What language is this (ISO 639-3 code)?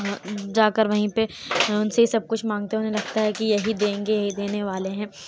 urd